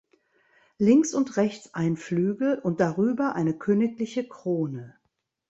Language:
German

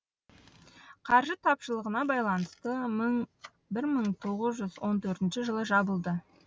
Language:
Kazakh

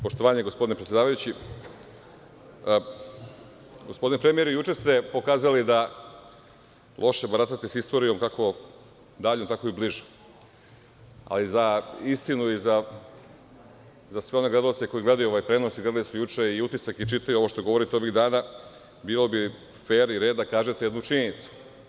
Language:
Serbian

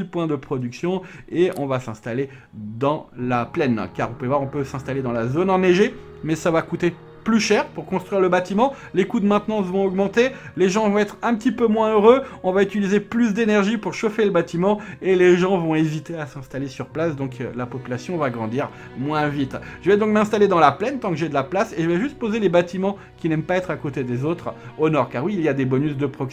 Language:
French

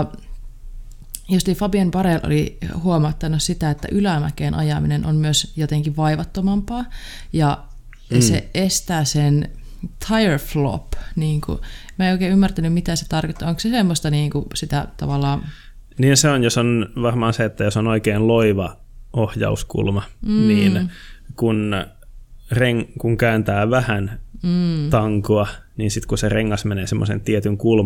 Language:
Finnish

